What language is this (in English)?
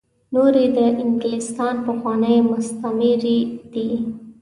Pashto